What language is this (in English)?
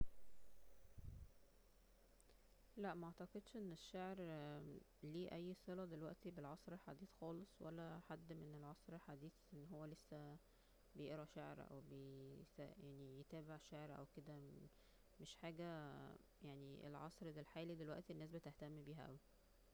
Egyptian Arabic